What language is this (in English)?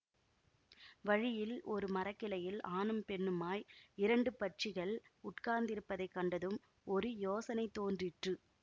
Tamil